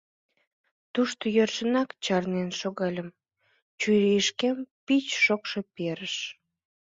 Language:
Mari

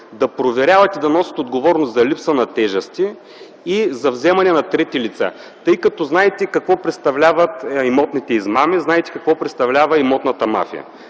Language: Bulgarian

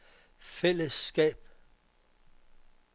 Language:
Danish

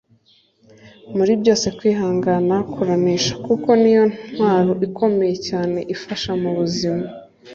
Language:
Kinyarwanda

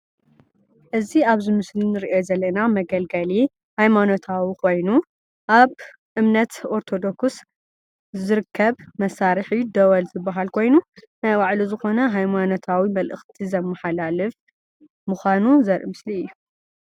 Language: Tigrinya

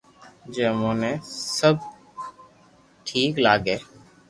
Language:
Loarki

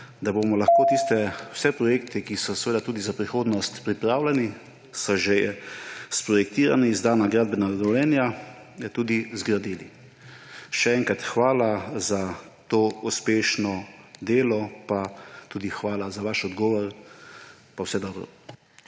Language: Slovenian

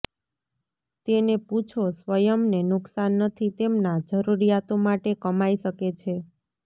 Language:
Gujarati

